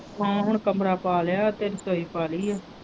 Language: Punjabi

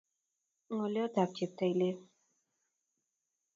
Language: Kalenjin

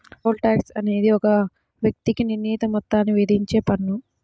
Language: Telugu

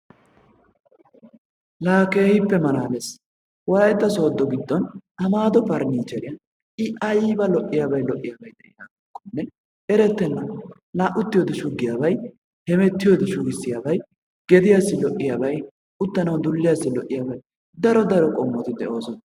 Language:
Wolaytta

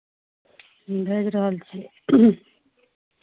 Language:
Maithili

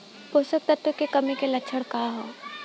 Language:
Bhojpuri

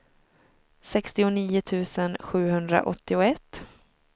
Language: Swedish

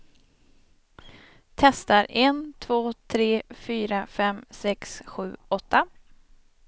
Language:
Swedish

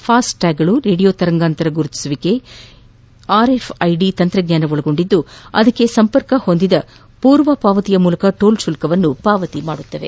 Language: Kannada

